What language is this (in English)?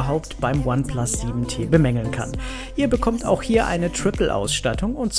German